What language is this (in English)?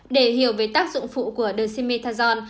Vietnamese